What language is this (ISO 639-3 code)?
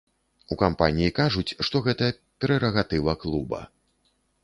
bel